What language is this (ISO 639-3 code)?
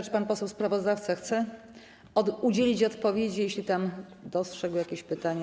pol